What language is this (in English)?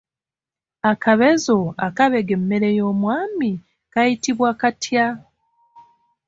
Ganda